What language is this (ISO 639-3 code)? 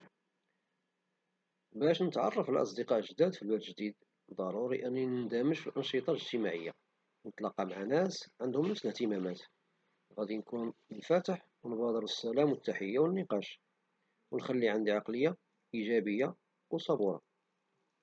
ary